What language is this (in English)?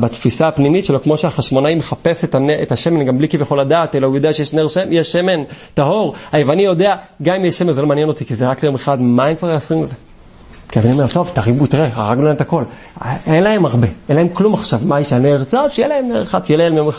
Hebrew